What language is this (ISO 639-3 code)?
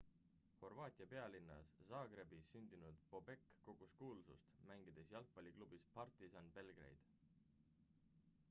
est